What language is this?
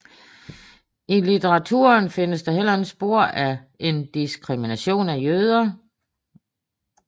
Danish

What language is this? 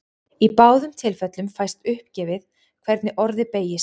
Icelandic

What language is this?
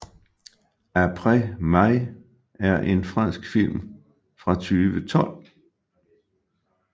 Danish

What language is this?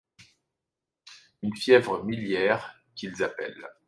French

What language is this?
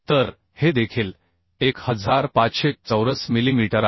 Marathi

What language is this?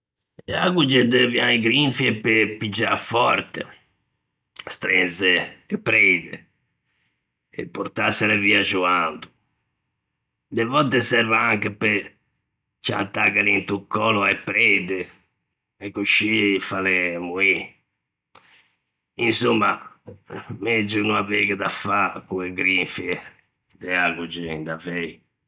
Ligurian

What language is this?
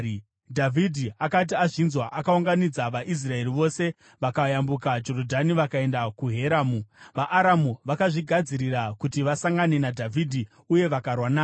Shona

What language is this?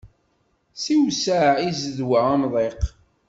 Kabyle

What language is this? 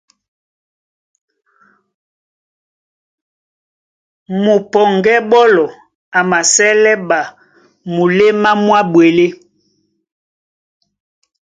Duala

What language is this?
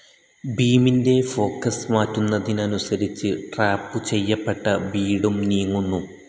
Malayalam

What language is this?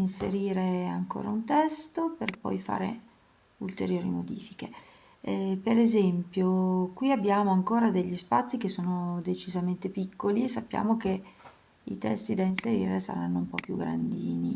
Italian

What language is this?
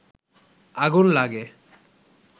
Bangla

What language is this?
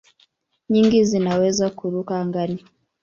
Swahili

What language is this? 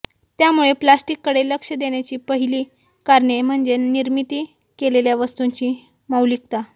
Marathi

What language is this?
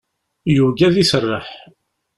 Kabyle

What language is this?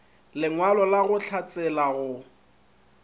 Northern Sotho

